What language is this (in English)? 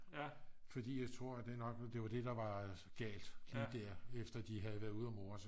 Danish